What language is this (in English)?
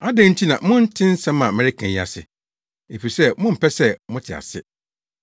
Akan